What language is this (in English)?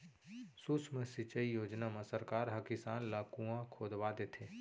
Chhattisgarhi